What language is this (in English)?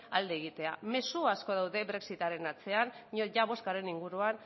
Basque